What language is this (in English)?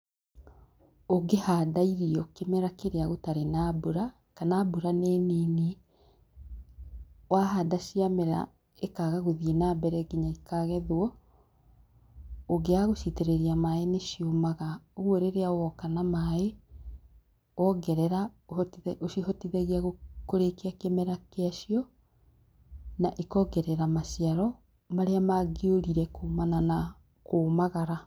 Kikuyu